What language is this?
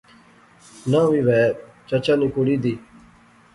Pahari-Potwari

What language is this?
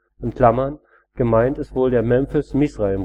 German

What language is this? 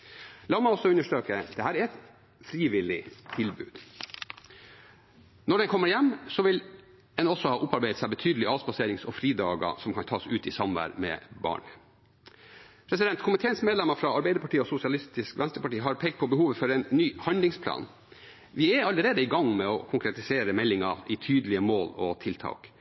Norwegian Bokmål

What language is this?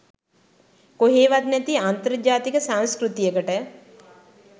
Sinhala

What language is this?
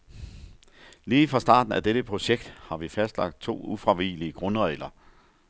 Danish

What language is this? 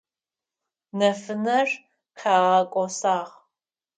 Adyghe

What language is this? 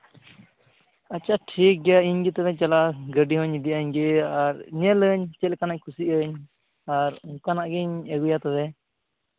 Santali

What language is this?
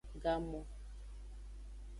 Aja (Benin)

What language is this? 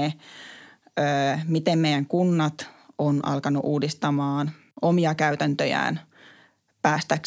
Finnish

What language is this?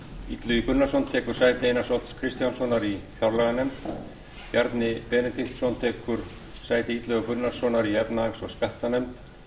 Icelandic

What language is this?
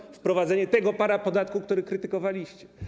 Polish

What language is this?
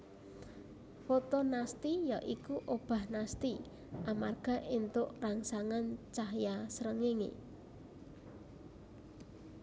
Javanese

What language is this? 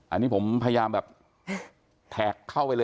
Thai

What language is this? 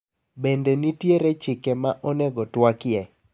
Luo (Kenya and Tanzania)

